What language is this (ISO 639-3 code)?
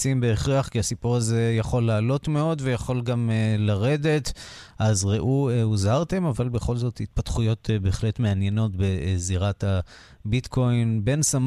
heb